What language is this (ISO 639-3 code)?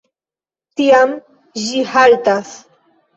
epo